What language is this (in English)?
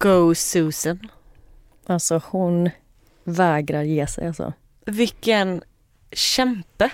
Swedish